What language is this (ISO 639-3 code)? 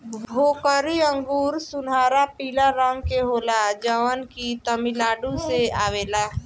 bho